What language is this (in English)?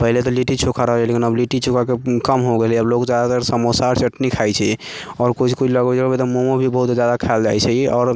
Maithili